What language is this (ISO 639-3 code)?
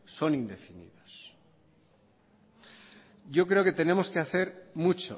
spa